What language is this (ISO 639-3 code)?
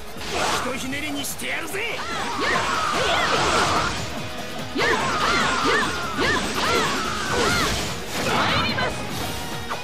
jpn